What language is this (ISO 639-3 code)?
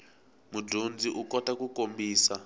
tso